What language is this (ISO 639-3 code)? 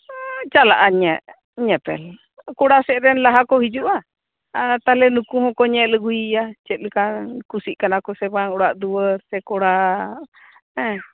sat